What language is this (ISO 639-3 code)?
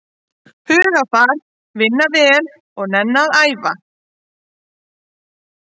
isl